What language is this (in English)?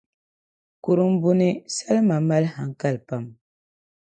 Dagbani